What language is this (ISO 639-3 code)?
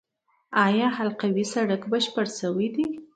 pus